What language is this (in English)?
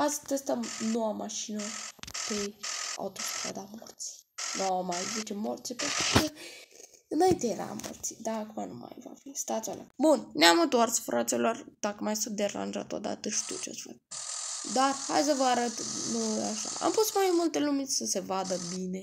Romanian